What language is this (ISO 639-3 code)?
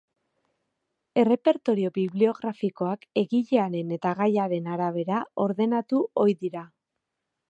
eus